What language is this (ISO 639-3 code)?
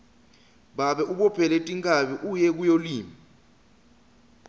ssw